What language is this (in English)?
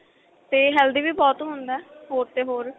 Punjabi